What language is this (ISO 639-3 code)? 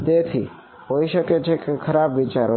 guj